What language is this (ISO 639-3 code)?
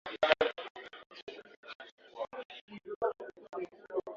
swa